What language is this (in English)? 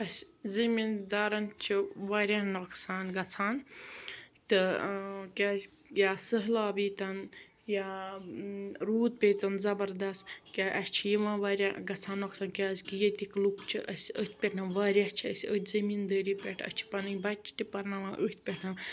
Kashmiri